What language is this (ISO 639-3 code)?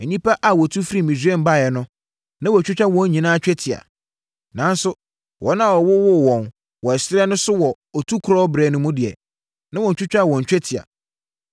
aka